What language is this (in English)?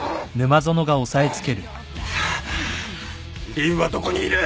Japanese